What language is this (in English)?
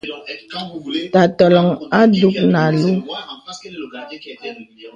Bebele